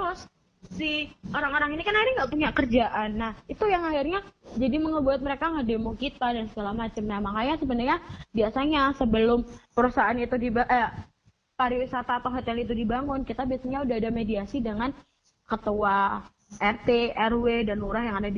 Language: Indonesian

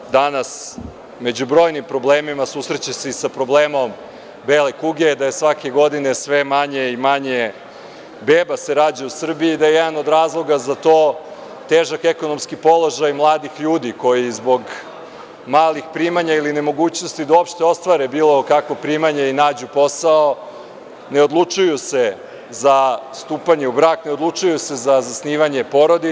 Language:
Serbian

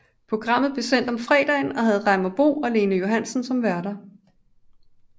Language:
Danish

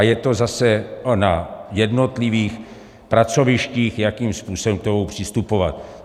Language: Czech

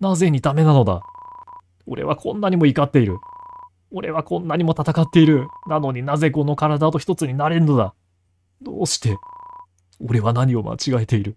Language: Japanese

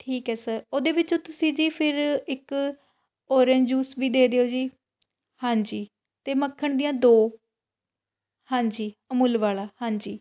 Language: Punjabi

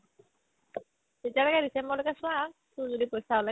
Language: Assamese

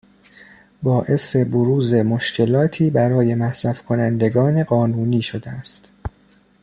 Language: Persian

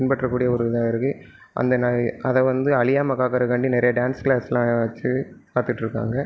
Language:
Tamil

